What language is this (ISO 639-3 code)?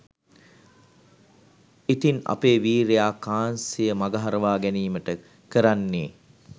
sin